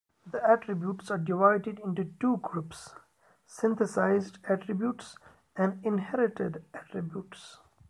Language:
English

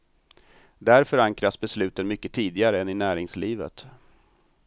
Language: Swedish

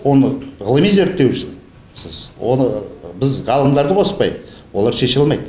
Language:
Kazakh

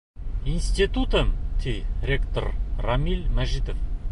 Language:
Bashkir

